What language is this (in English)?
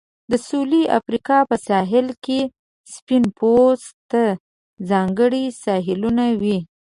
Pashto